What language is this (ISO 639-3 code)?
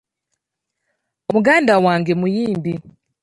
lug